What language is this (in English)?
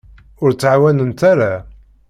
Kabyle